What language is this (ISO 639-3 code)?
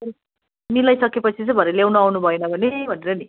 nep